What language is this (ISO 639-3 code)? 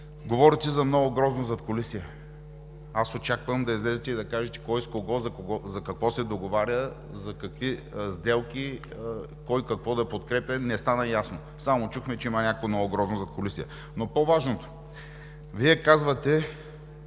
bul